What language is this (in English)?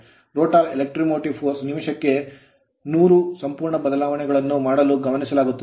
Kannada